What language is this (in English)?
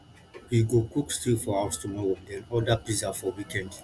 Nigerian Pidgin